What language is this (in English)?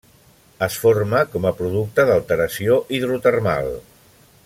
Catalan